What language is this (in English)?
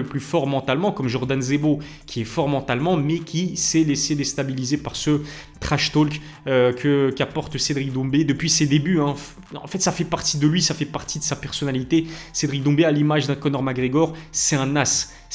French